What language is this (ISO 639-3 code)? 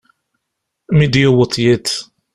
kab